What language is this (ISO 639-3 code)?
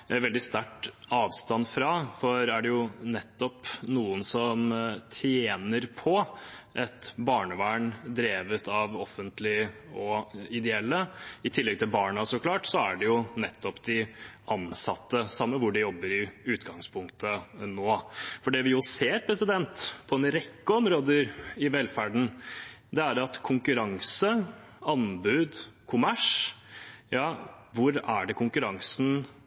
nob